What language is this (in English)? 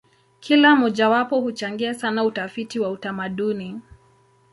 Swahili